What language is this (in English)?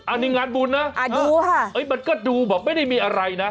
Thai